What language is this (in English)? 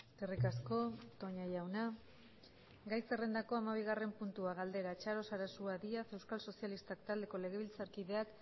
Basque